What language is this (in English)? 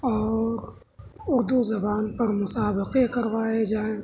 Urdu